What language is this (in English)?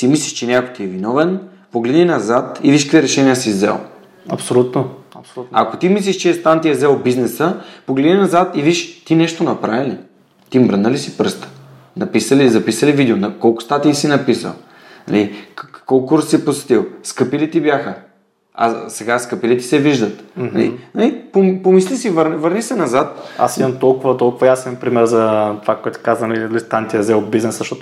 Bulgarian